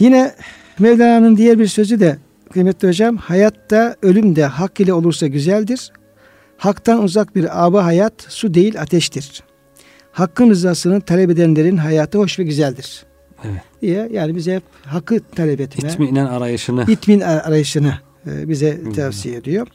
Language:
Turkish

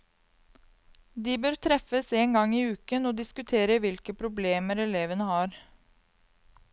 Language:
Norwegian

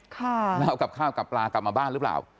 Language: Thai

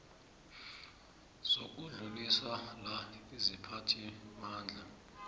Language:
South Ndebele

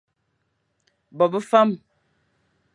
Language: Fang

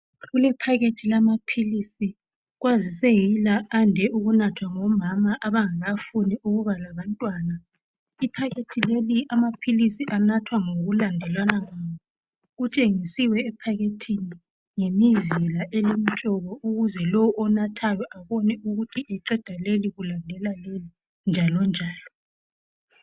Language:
North Ndebele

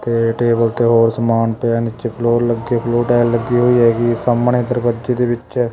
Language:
Punjabi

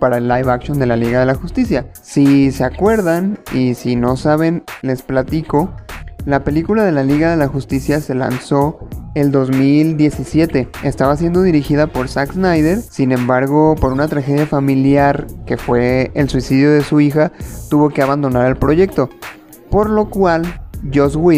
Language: Spanish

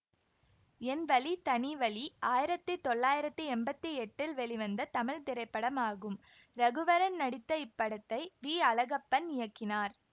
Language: Tamil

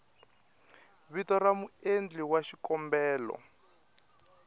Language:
Tsonga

